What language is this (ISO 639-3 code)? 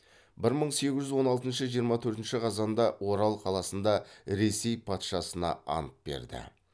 kaz